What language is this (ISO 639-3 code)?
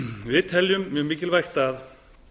isl